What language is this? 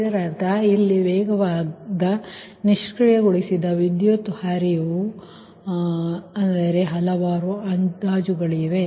Kannada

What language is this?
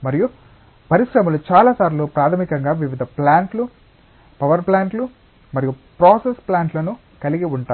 Telugu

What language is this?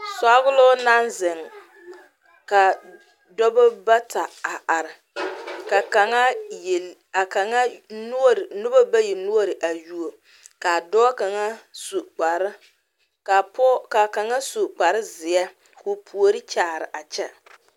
Southern Dagaare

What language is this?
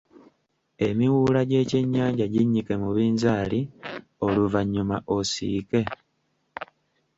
Ganda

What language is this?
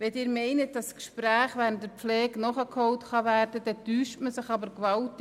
Swiss German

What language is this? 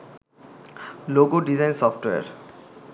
Bangla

